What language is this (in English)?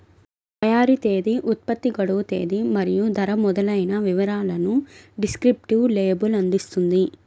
Telugu